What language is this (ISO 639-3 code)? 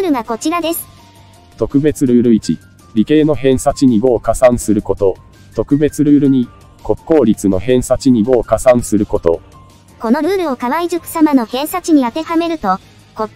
jpn